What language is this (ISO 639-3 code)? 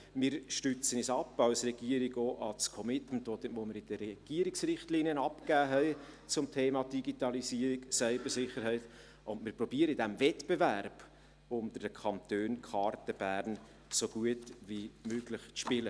gsw